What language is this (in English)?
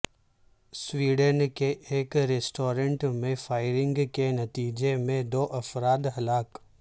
Urdu